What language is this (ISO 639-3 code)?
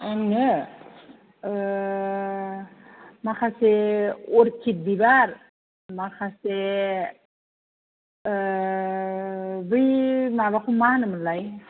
brx